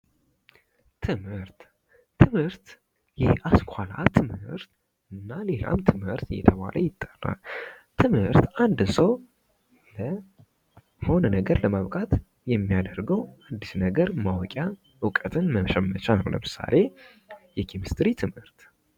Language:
Amharic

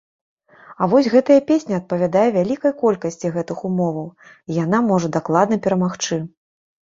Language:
Belarusian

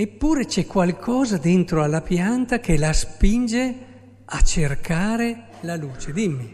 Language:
Italian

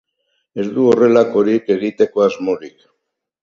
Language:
Basque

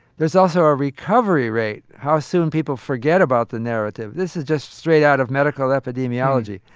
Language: English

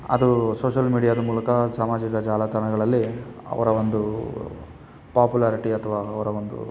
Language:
Kannada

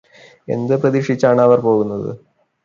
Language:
Malayalam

